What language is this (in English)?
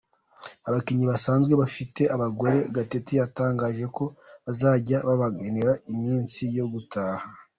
Kinyarwanda